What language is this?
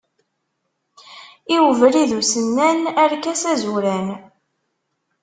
Kabyle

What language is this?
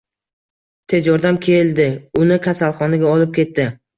Uzbek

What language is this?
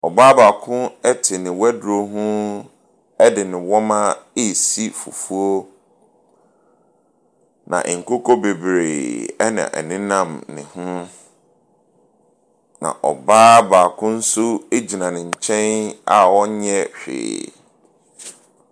Akan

